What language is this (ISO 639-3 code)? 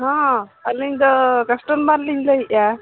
sat